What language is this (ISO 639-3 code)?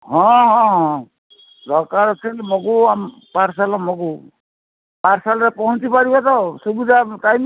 ori